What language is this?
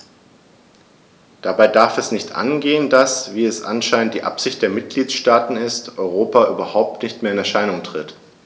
German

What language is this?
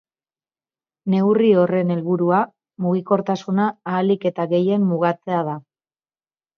Basque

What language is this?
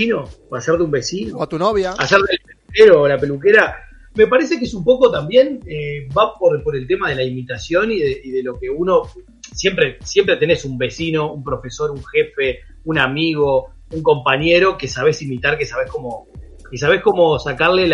Spanish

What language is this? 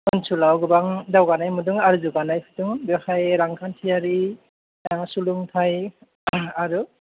Bodo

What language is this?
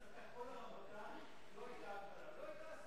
Hebrew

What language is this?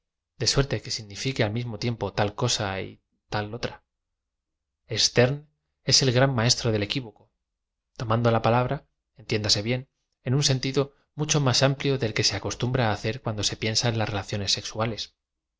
Spanish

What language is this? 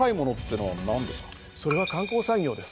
Japanese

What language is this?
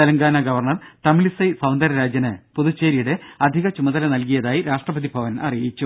Malayalam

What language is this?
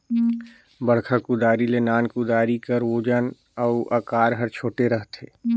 Chhattisgarhi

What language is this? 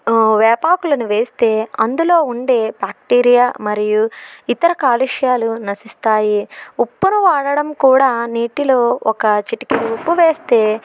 Telugu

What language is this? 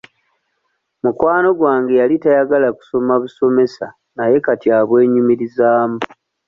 Ganda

